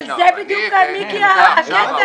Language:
Hebrew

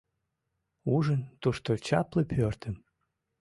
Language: Mari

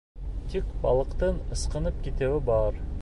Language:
Bashkir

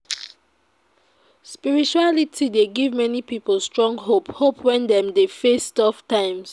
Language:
Nigerian Pidgin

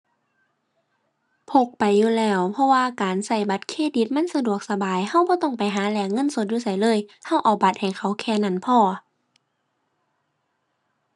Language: Thai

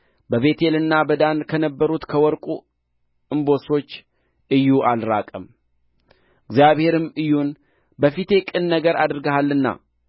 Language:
Amharic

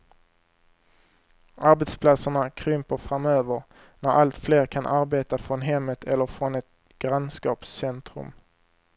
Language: Swedish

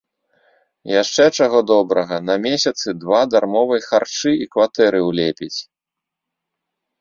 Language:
Belarusian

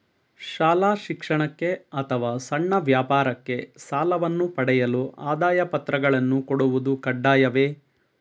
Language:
Kannada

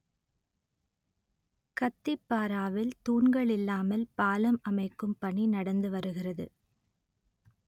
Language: Tamil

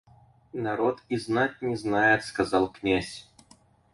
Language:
Russian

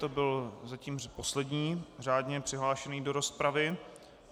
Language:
Czech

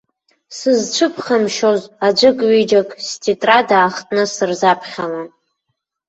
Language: Abkhazian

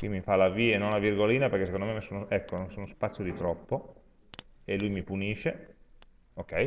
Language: Italian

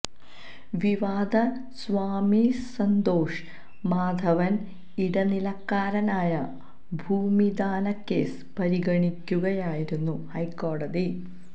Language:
Malayalam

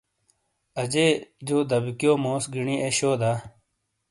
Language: Shina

